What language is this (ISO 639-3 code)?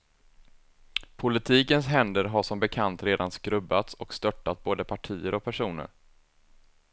swe